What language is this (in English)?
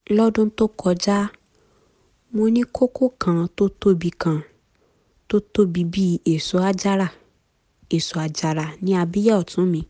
Yoruba